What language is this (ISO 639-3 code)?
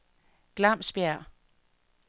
dan